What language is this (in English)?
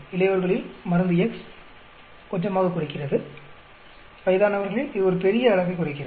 Tamil